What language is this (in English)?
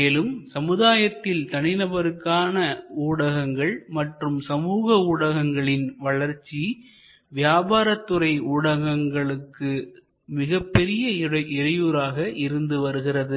Tamil